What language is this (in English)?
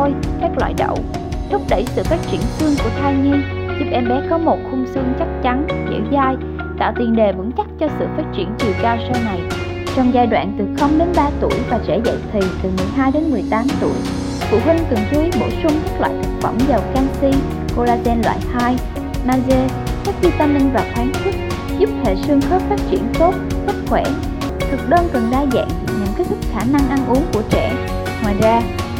Vietnamese